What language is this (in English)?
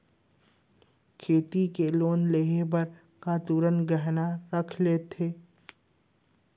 Chhattisgarhi